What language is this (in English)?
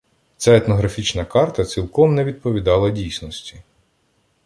Ukrainian